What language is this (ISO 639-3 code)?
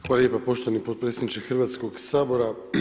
hrv